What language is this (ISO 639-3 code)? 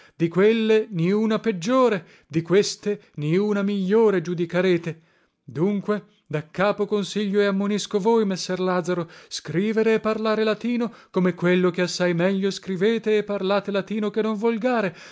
ita